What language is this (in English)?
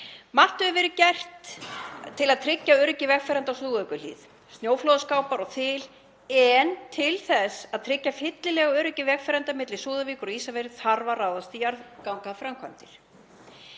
Icelandic